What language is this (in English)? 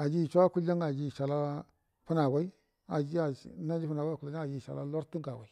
Buduma